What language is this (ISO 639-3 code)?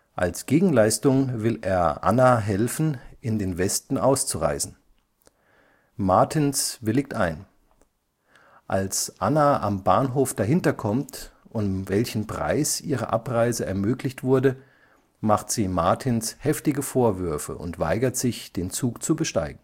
deu